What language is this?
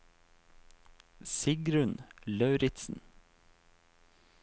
Norwegian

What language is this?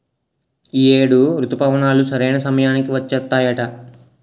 Telugu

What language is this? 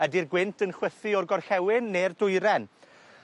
Welsh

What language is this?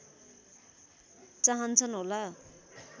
Nepali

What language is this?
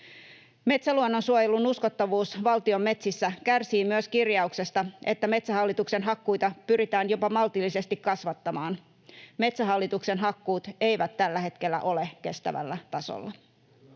Finnish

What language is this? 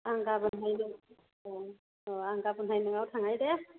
Bodo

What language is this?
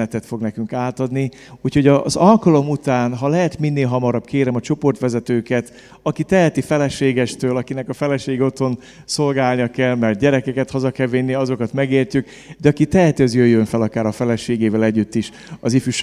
Hungarian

